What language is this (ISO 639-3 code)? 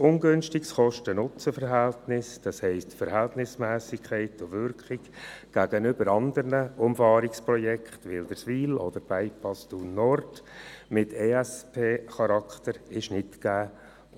gsw